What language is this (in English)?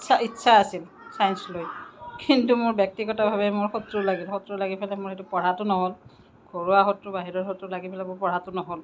Assamese